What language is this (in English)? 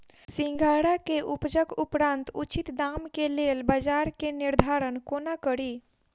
Maithili